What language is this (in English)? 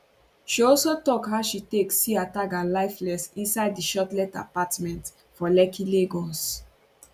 Nigerian Pidgin